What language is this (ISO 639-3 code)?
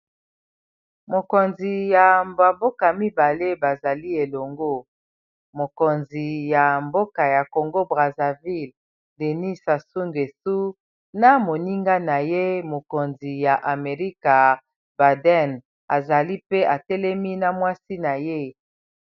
lin